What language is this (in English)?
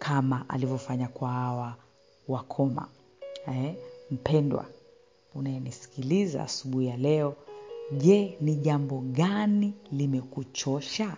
Swahili